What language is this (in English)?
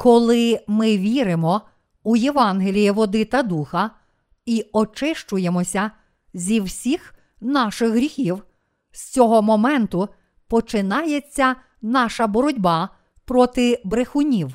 Ukrainian